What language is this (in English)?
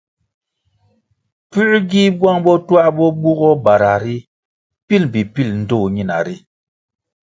Kwasio